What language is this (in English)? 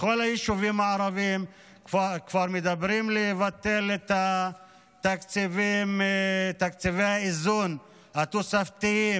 Hebrew